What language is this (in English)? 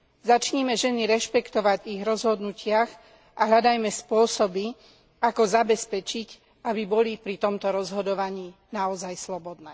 Slovak